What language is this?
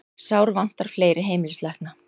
Icelandic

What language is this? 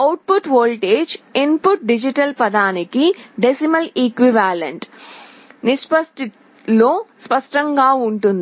Telugu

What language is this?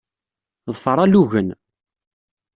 Kabyle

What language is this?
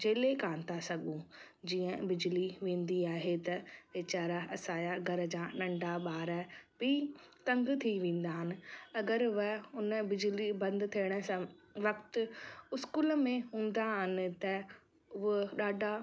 Sindhi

